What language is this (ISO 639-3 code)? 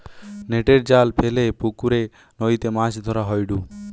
ben